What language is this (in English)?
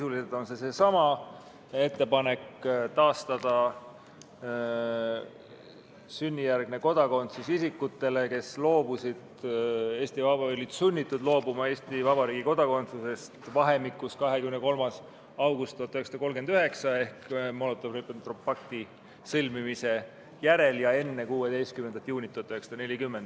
Estonian